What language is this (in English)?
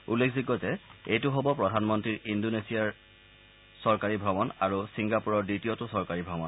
Assamese